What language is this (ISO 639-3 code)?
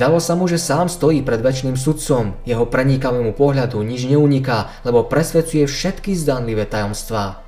slk